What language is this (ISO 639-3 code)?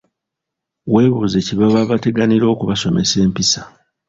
lug